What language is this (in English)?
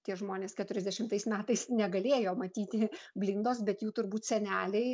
Lithuanian